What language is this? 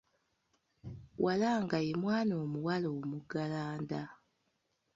Ganda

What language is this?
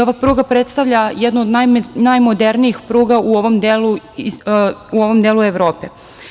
Serbian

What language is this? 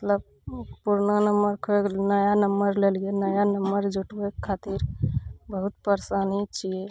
Maithili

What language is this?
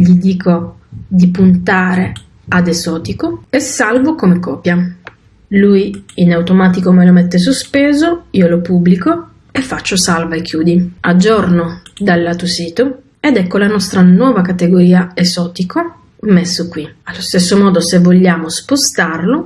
Italian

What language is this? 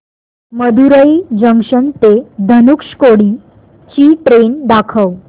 Marathi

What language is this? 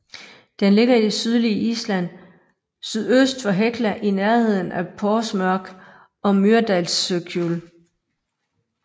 Danish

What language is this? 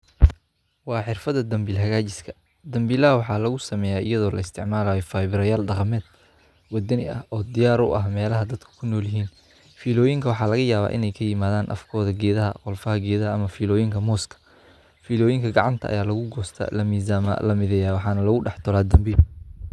Somali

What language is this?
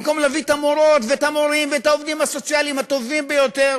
Hebrew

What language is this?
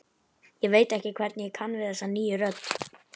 Icelandic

